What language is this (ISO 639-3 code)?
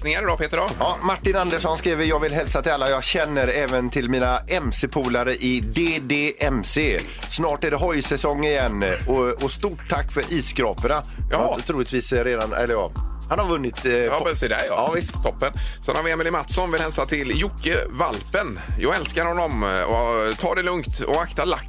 swe